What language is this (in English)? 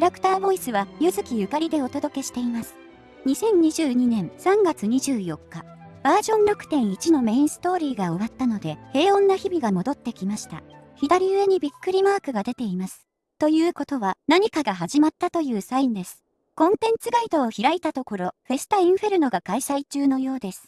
Japanese